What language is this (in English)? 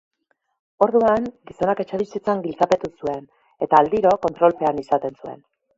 Basque